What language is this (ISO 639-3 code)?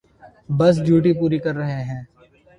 urd